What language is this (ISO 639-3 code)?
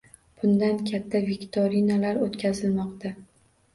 uzb